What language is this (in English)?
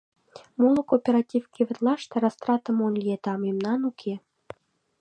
Mari